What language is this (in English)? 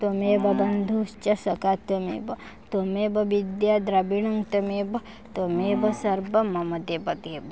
Odia